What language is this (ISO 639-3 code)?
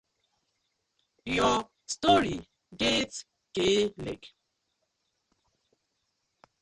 pcm